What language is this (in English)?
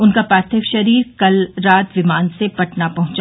Hindi